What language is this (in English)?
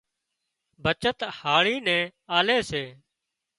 Wadiyara Koli